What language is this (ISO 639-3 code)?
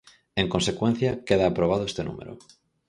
glg